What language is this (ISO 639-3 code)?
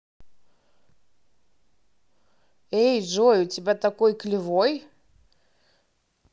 rus